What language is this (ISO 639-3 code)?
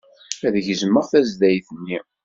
kab